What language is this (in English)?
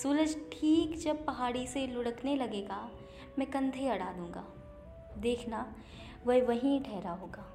Hindi